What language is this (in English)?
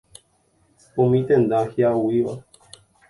Guarani